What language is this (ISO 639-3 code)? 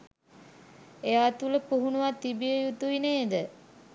sin